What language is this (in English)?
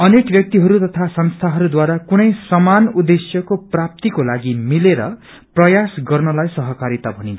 Nepali